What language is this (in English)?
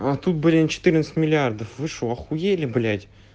Russian